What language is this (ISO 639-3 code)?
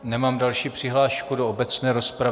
ces